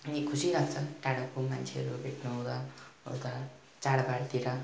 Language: Nepali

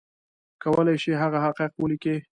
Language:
Pashto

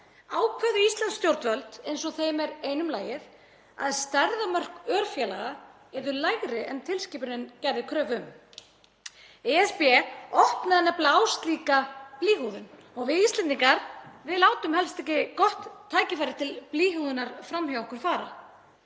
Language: Icelandic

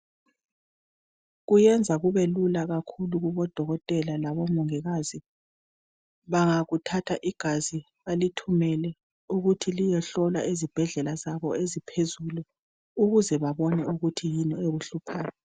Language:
North Ndebele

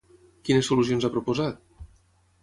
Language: Catalan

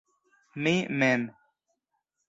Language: Esperanto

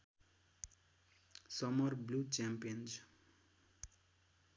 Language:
Nepali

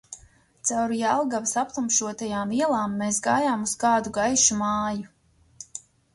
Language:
Latvian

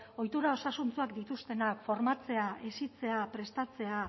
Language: Basque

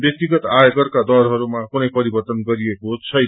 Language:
Nepali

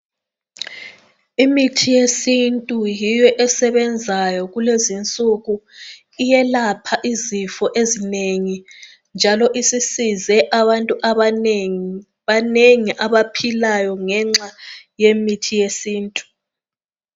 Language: North Ndebele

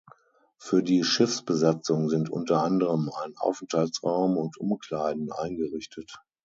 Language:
German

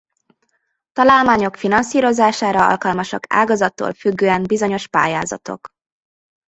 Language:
Hungarian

